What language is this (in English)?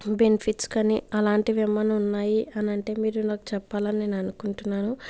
Telugu